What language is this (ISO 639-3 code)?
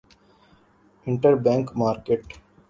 urd